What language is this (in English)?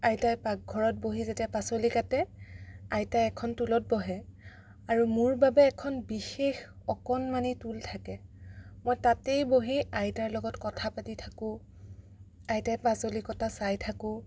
Assamese